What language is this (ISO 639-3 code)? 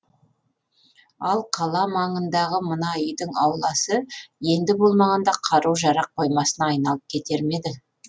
kaz